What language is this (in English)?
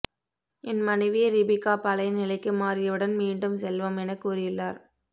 Tamil